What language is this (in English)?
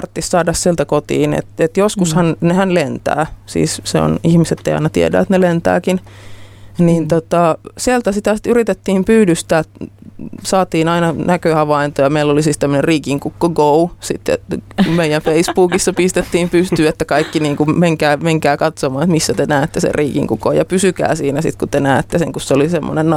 Finnish